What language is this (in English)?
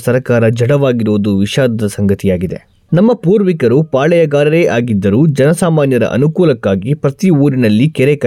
Kannada